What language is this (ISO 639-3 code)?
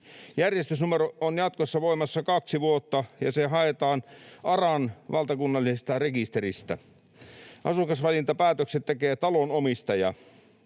fin